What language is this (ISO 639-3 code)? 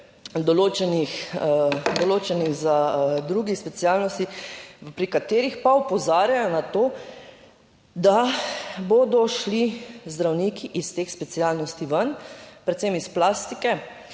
slv